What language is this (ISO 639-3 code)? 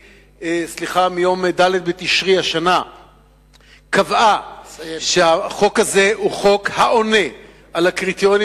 heb